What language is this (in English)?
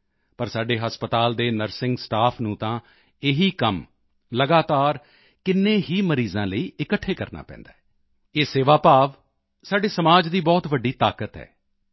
Punjabi